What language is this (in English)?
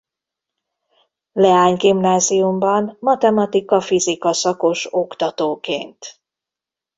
Hungarian